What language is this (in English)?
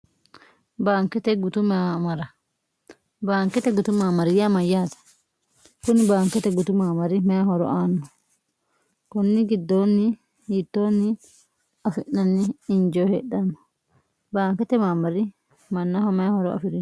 Sidamo